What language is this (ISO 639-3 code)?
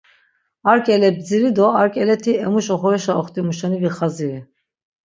lzz